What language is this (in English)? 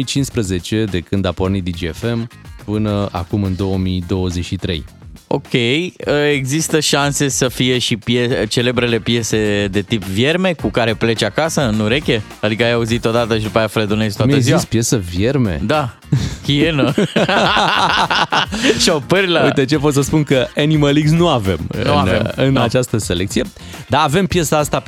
Romanian